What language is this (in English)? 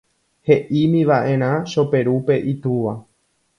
Guarani